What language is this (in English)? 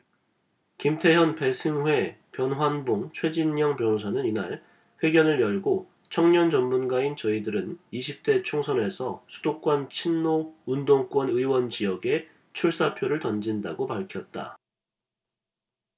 Korean